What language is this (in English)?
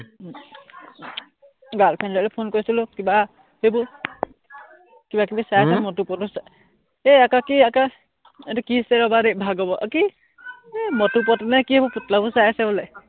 Assamese